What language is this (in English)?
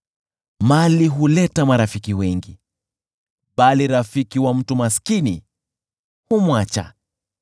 Swahili